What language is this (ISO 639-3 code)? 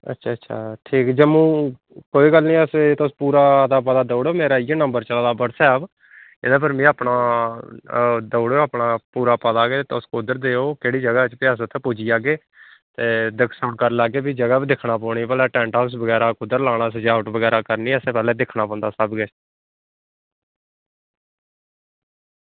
doi